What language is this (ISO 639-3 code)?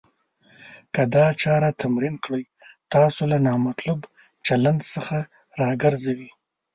pus